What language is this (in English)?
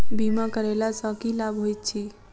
Maithili